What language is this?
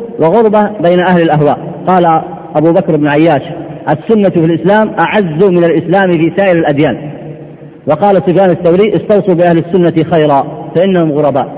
Arabic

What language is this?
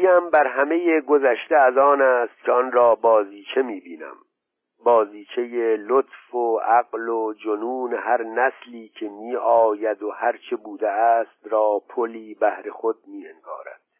Persian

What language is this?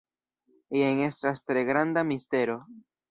Esperanto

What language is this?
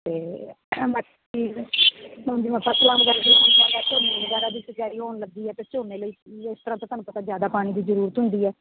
Punjabi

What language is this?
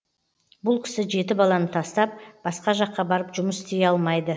Kazakh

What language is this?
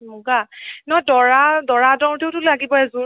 Assamese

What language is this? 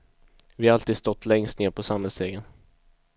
Swedish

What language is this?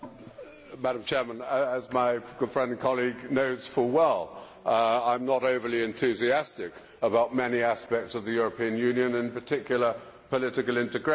English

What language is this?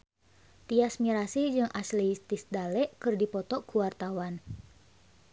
Sundanese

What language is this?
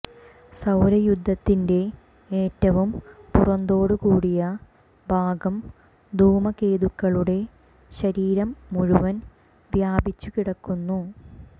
Malayalam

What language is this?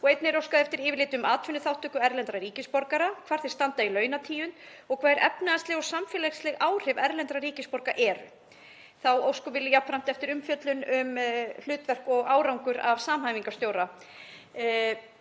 Icelandic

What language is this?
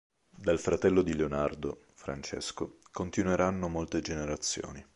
Italian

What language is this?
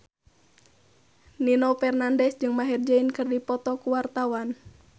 Sundanese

